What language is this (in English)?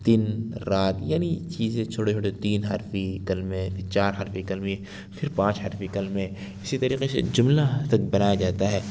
Urdu